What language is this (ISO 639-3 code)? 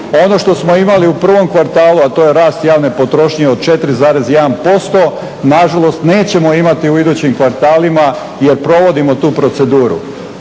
hrv